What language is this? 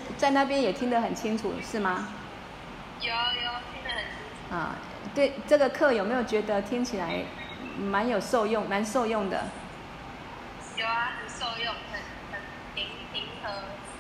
Chinese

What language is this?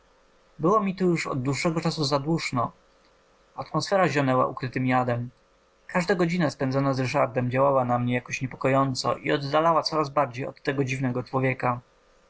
Polish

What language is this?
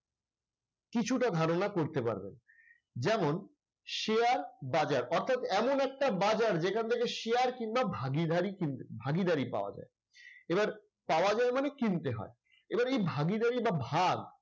Bangla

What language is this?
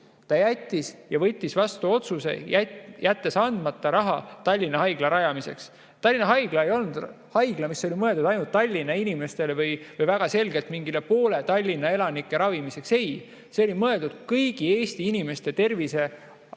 Estonian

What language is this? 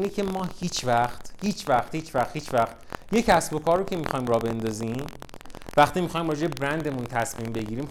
Persian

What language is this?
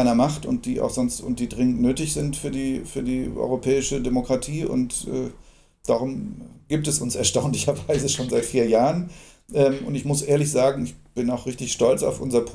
German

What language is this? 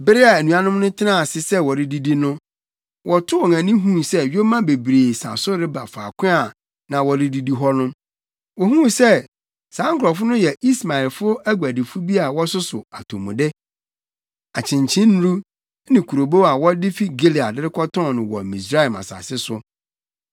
Akan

